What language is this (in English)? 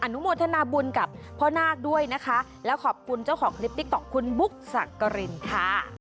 Thai